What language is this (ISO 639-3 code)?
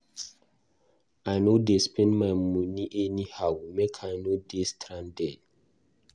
pcm